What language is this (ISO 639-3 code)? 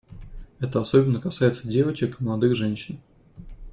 rus